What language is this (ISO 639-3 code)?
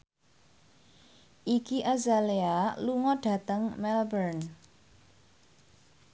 jav